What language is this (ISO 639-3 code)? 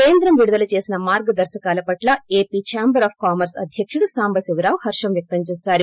tel